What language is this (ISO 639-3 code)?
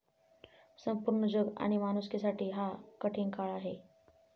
mar